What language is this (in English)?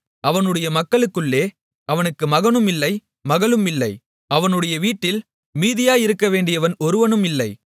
Tamil